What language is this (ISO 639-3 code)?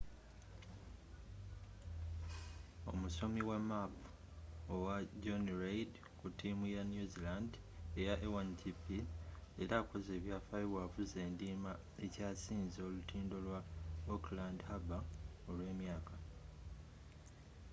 lug